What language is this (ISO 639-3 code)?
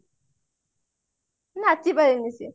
ori